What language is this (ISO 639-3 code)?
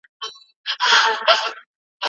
pus